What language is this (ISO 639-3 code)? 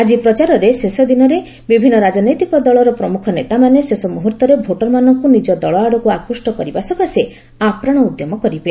ori